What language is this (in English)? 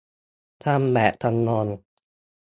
Thai